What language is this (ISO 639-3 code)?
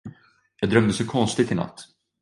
swe